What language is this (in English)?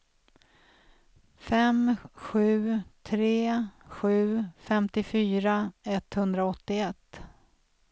Swedish